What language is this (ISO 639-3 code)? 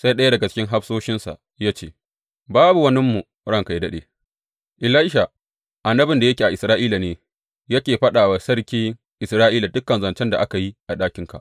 hau